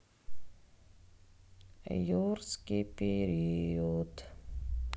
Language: Russian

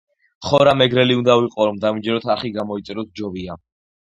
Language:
Georgian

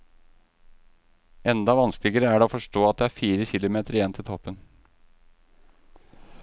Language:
Norwegian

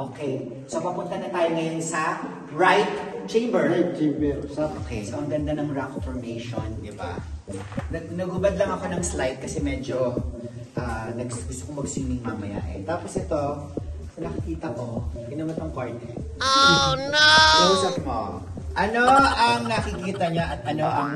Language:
Filipino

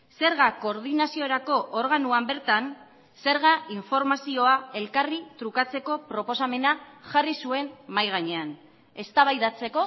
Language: Basque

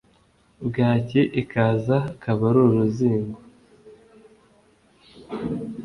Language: Kinyarwanda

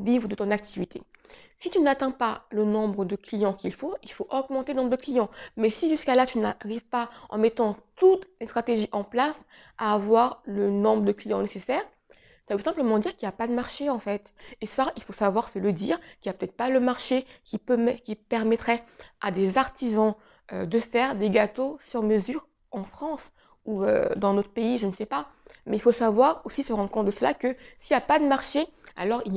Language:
French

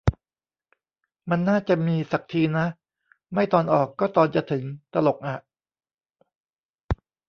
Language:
Thai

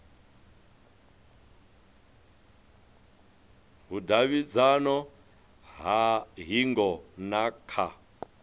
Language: Venda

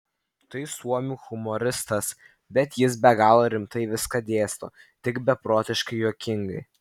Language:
Lithuanian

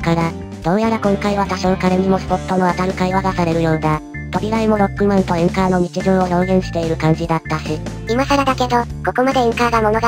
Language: Japanese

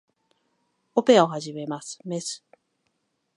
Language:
Japanese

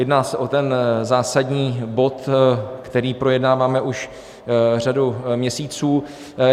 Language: Czech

